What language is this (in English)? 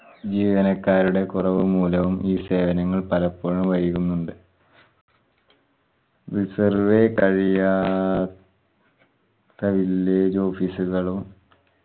Malayalam